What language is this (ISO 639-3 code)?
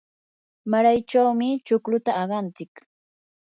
qur